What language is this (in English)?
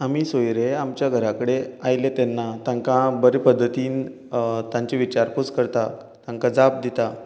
Konkani